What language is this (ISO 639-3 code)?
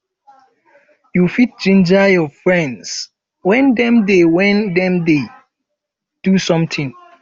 pcm